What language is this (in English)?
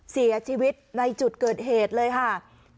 Thai